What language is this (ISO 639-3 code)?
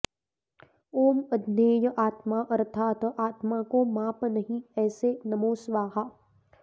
san